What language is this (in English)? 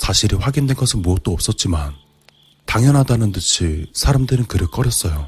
Korean